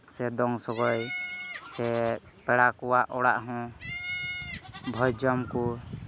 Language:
Santali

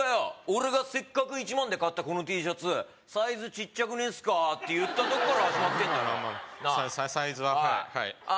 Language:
Japanese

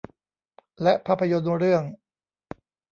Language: Thai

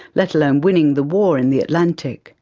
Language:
English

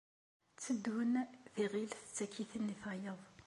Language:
Kabyle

